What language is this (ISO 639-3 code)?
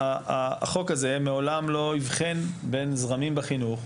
heb